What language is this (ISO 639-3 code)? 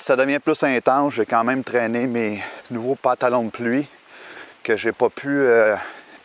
fra